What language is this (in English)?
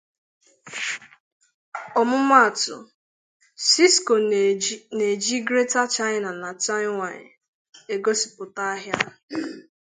Igbo